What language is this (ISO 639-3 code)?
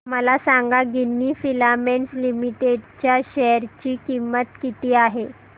mar